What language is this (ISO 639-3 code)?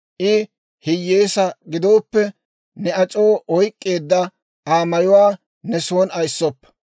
dwr